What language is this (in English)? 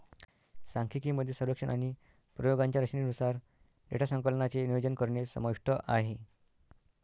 Marathi